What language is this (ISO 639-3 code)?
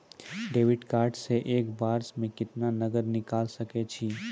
mai